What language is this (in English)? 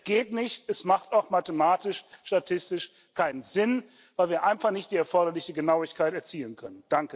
German